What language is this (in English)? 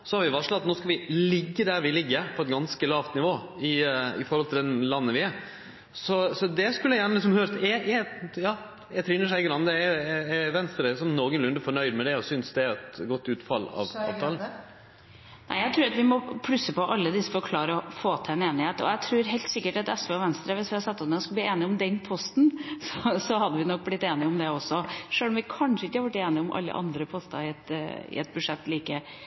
Norwegian